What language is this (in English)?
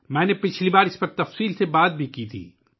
Urdu